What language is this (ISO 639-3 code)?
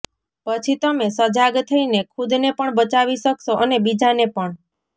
guj